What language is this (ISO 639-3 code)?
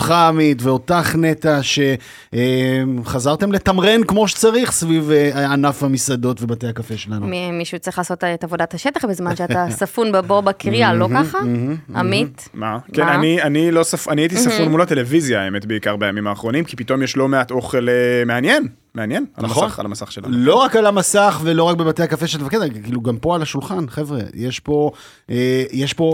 heb